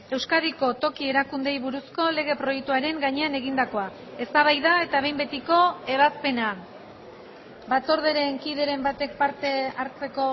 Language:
Basque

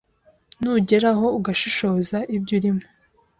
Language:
Kinyarwanda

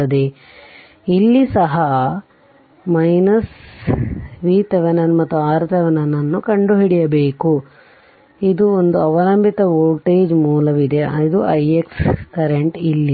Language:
Kannada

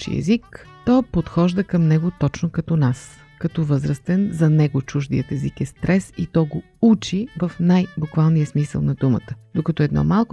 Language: Bulgarian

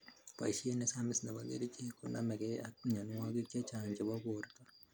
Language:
Kalenjin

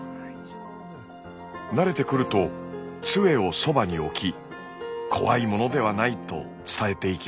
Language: Japanese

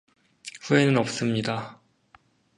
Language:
Korean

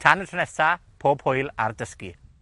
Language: Welsh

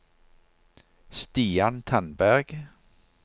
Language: Norwegian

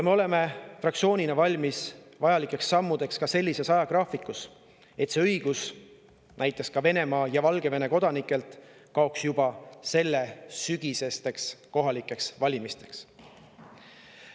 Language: Estonian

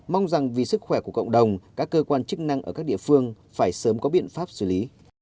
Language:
Vietnamese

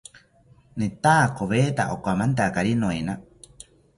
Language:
South Ucayali Ashéninka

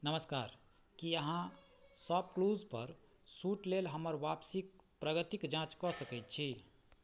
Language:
Maithili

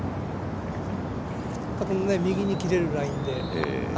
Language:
Japanese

